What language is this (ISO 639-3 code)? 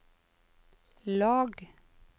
nor